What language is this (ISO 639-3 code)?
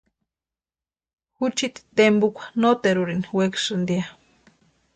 pua